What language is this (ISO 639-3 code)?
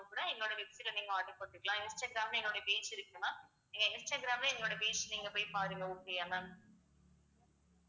tam